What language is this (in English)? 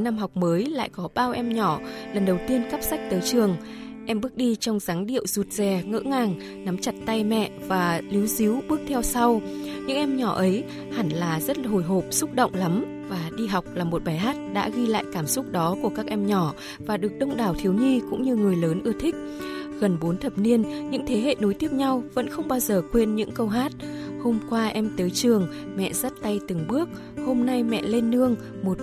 Vietnamese